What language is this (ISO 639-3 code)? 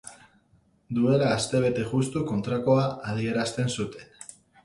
eus